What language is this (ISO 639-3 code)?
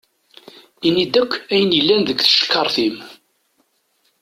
kab